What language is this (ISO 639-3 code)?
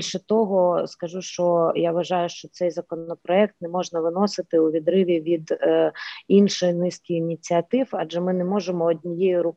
ukr